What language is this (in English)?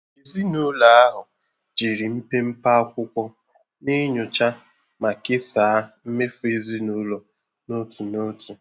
Igbo